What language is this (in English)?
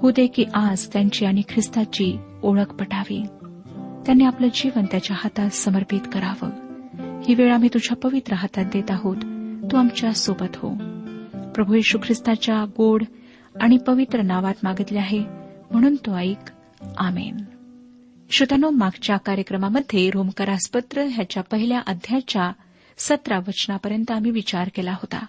Marathi